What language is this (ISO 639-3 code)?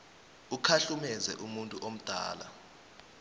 nbl